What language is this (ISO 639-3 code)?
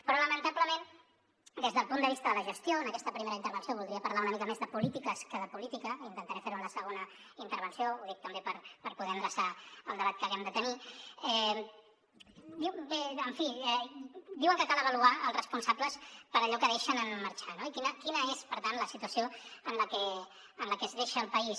cat